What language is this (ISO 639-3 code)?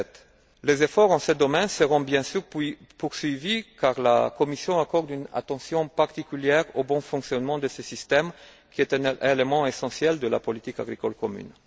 fra